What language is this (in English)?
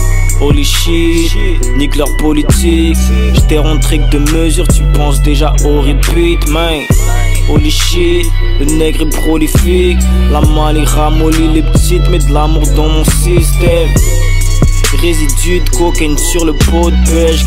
French